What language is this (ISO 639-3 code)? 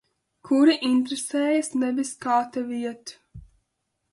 lav